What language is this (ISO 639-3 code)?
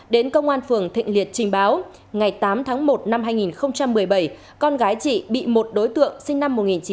vie